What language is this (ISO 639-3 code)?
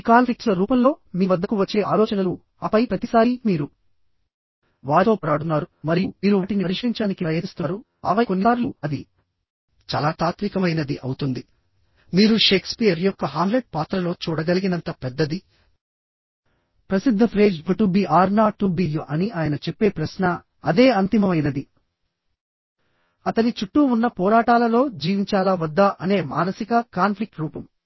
tel